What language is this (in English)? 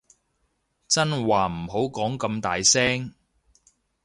Cantonese